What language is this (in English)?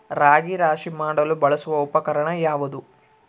Kannada